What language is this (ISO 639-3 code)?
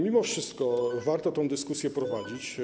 pol